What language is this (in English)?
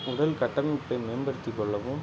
Tamil